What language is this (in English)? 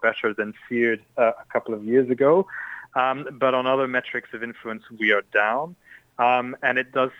Romanian